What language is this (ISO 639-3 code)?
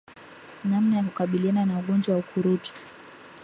swa